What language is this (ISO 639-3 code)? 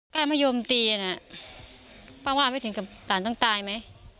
tha